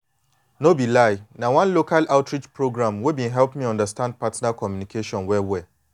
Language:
Nigerian Pidgin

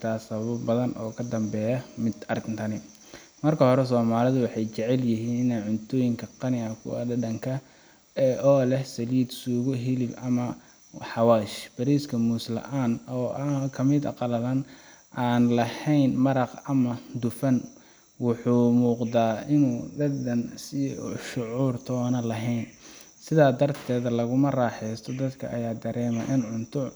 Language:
Somali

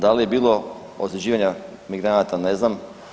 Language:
Croatian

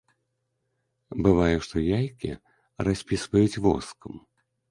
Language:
Belarusian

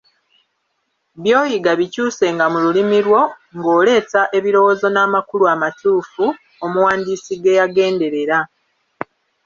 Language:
Ganda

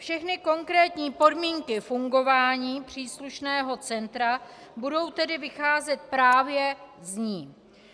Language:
Czech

